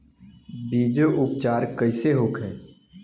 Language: Bhojpuri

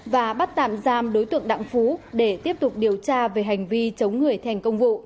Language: Vietnamese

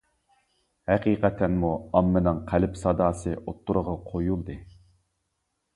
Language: Uyghur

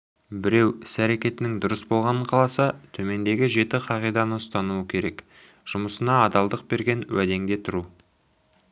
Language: Kazakh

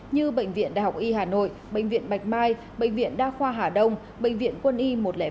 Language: Vietnamese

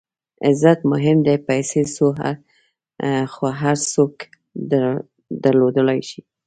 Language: Pashto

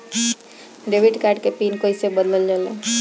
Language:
Bhojpuri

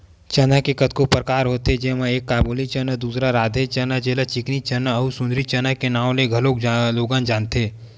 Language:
Chhattisgarhi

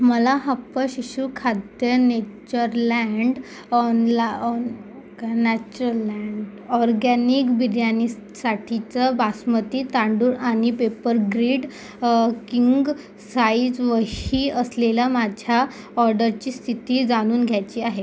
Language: Marathi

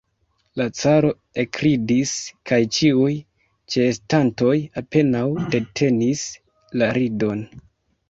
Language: Esperanto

